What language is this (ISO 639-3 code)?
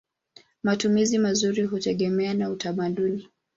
swa